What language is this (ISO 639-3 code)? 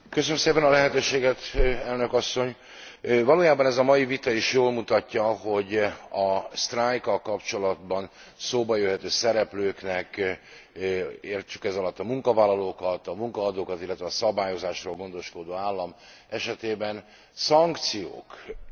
hun